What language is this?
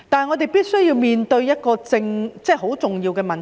Cantonese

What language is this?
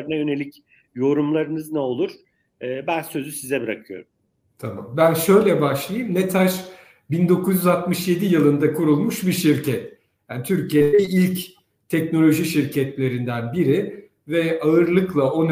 Turkish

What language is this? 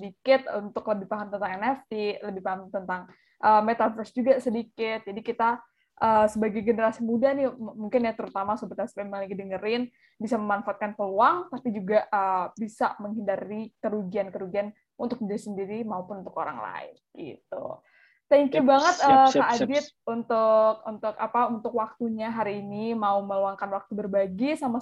Indonesian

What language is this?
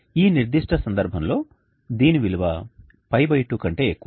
Telugu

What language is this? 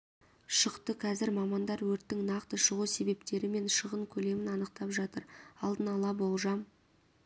Kazakh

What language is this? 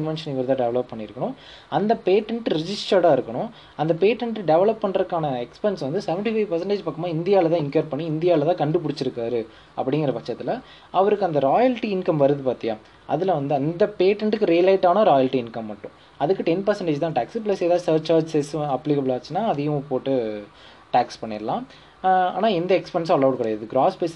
Tamil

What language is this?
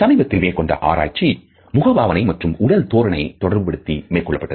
Tamil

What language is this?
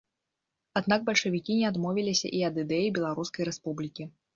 Belarusian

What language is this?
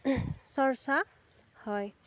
Assamese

